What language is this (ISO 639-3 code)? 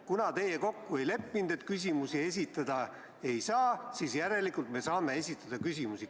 est